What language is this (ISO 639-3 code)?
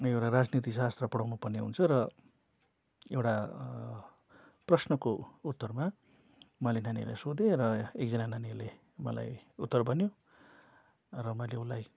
nep